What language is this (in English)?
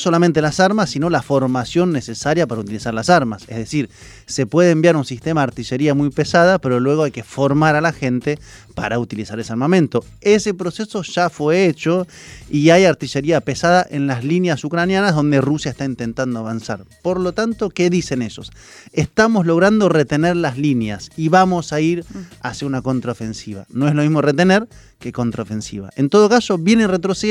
Spanish